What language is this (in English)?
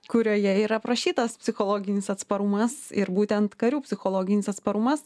Lithuanian